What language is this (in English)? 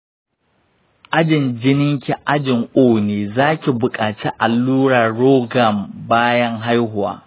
Hausa